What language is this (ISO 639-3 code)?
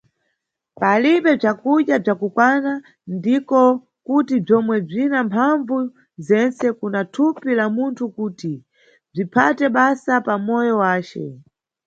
nyu